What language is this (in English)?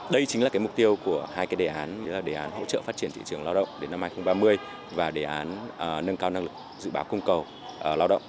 Vietnamese